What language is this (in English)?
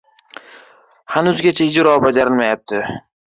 Uzbek